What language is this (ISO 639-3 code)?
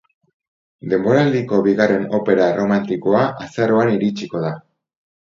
eus